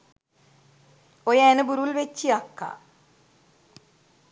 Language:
Sinhala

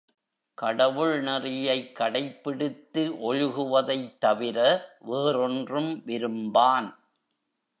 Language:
Tamil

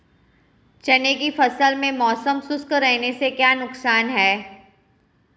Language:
Hindi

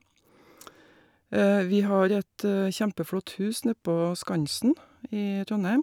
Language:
Norwegian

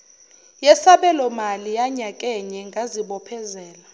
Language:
Zulu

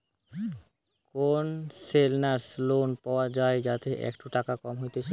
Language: Bangla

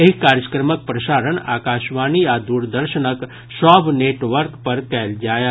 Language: Maithili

